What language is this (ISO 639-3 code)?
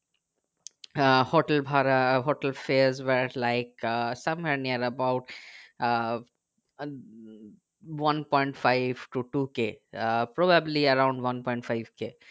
ben